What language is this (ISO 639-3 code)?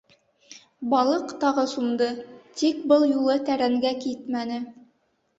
bak